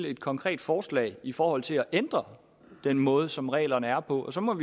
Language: Danish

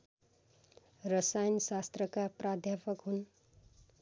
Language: Nepali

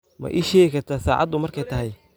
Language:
Somali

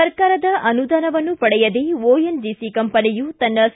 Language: Kannada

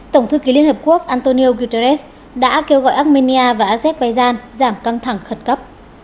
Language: Vietnamese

